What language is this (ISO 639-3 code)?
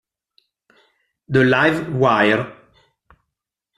ita